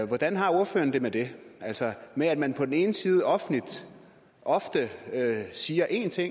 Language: Danish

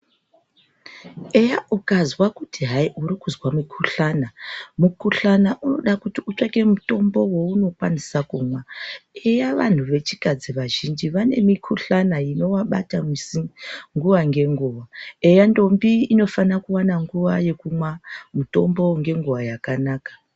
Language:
Ndau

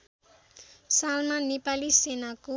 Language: Nepali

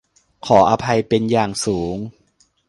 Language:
Thai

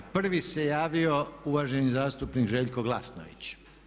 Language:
Croatian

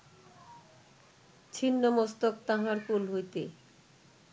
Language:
Bangla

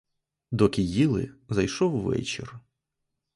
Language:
Ukrainian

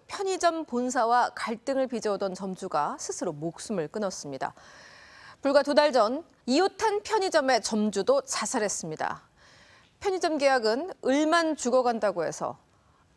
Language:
Korean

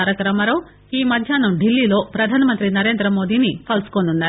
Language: Telugu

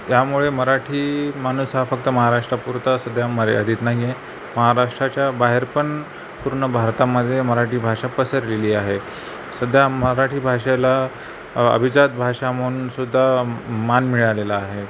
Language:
Marathi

